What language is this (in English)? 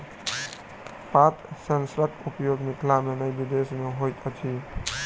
Maithili